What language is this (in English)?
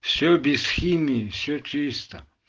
Russian